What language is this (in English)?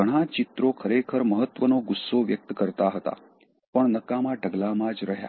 Gujarati